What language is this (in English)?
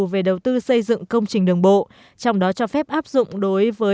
Vietnamese